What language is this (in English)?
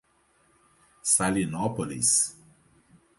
Portuguese